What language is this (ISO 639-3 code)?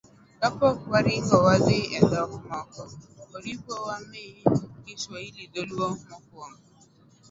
luo